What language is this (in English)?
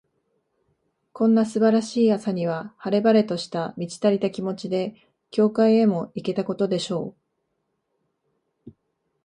Japanese